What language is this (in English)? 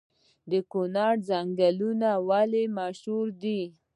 Pashto